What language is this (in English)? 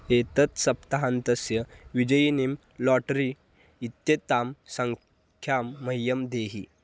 Sanskrit